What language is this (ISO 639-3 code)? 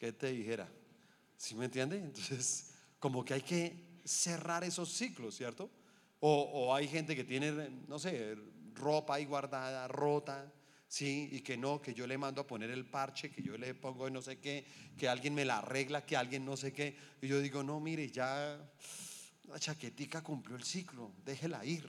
spa